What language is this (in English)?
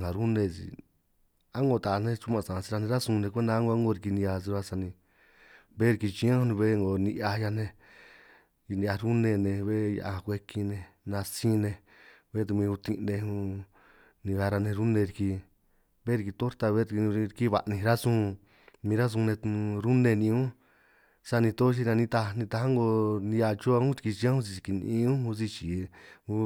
San Martín Itunyoso Triqui